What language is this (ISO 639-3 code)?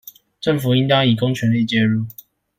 zho